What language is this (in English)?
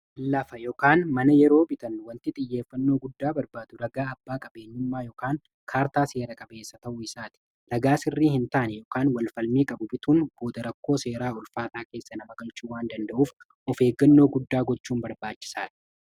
Oromo